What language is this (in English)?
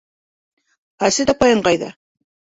Bashkir